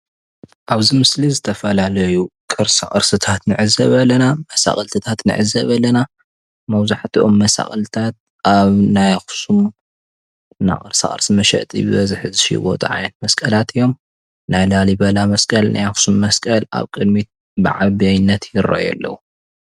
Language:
Tigrinya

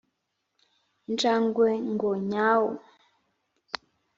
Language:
Kinyarwanda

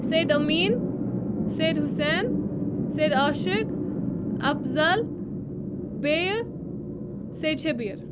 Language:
Kashmiri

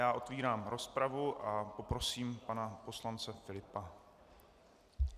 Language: Czech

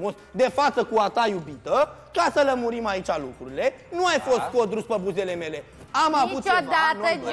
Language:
Romanian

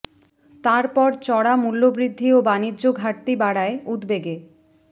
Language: Bangla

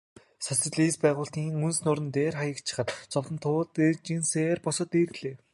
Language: Mongolian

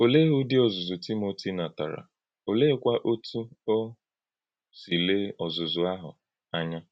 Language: Igbo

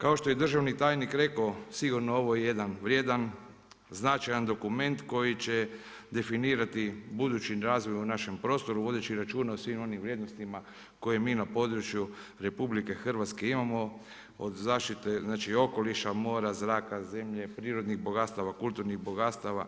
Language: Croatian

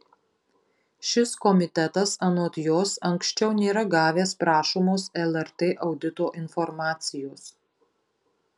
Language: Lithuanian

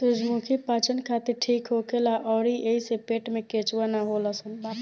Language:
Bhojpuri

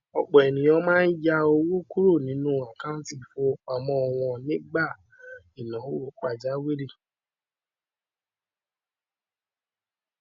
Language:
Yoruba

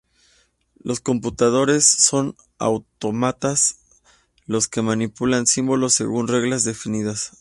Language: Spanish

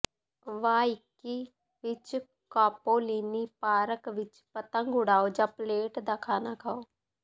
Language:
Punjabi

